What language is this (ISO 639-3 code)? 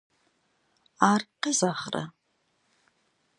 kbd